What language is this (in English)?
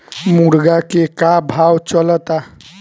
Bhojpuri